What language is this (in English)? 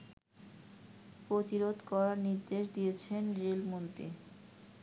Bangla